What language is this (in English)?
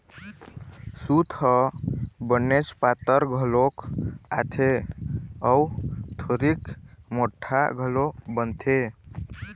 Chhattisgarhi